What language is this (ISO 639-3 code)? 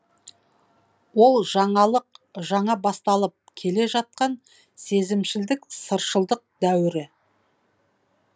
kaz